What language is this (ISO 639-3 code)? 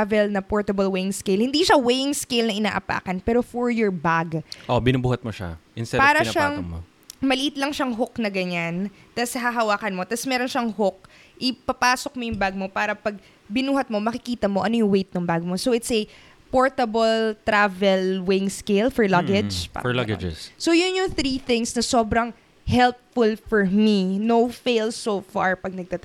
fil